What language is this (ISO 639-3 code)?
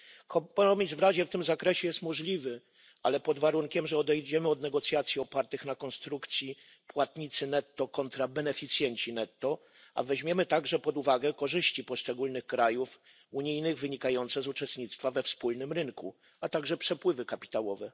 pol